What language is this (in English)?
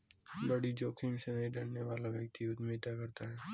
Hindi